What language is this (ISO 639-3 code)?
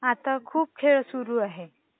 mar